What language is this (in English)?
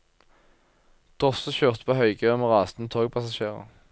Norwegian